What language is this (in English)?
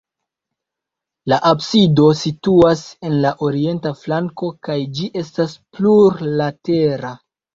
Esperanto